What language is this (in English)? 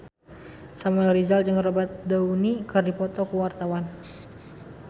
Sundanese